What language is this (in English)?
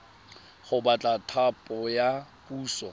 Tswana